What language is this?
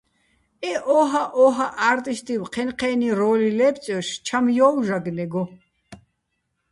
Bats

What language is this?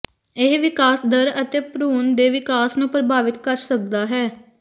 Punjabi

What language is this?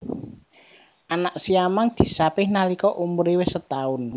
Javanese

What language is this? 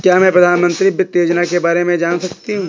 Hindi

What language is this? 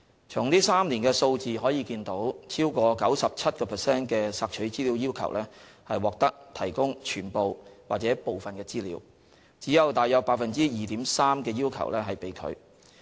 Cantonese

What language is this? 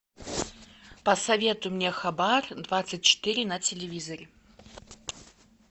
Russian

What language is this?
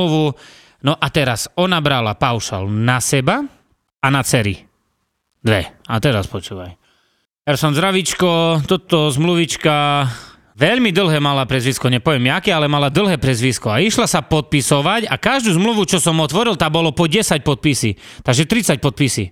Slovak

